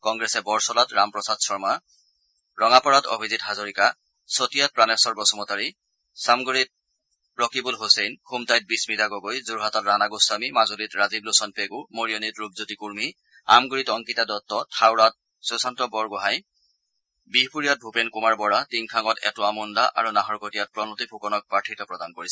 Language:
Assamese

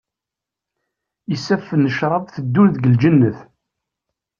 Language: Kabyle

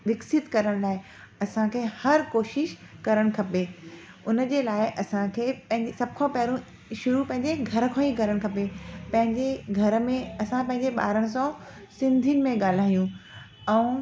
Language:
Sindhi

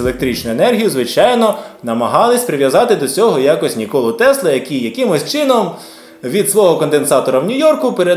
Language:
Ukrainian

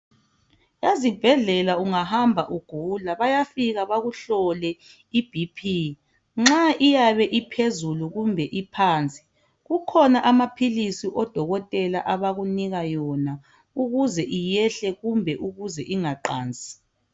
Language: North Ndebele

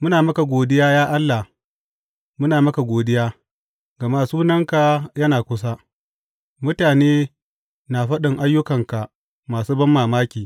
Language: Hausa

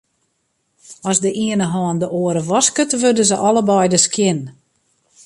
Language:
Western Frisian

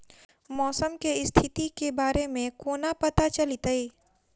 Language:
Maithili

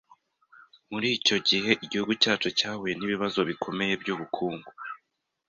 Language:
Kinyarwanda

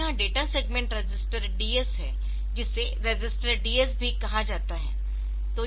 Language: Hindi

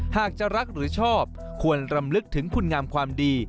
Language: Thai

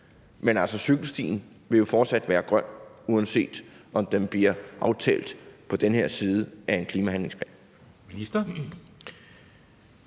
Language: Danish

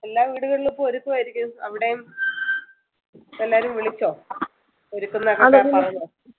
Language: Malayalam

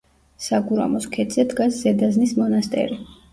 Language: Georgian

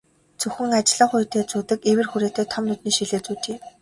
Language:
Mongolian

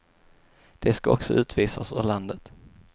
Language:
Swedish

